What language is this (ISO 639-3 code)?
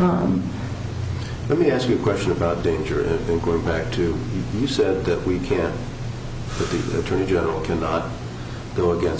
eng